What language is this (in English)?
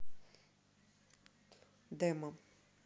Russian